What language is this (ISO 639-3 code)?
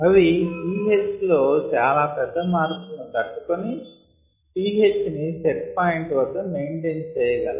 tel